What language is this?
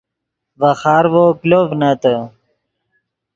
Yidgha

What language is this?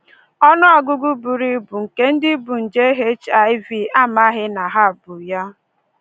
Igbo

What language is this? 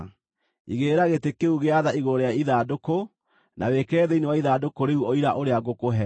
Kikuyu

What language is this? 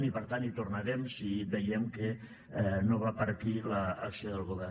Catalan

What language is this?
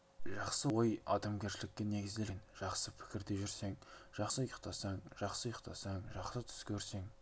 Kazakh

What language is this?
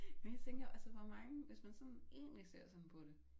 Danish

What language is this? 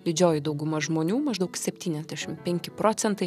Lithuanian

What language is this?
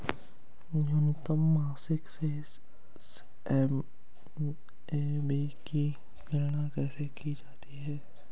Hindi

